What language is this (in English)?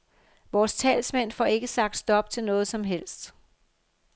Danish